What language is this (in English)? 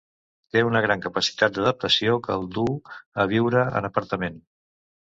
Catalan